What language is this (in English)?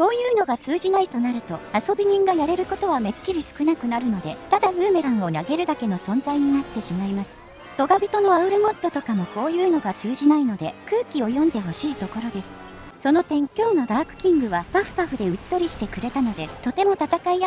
Japanese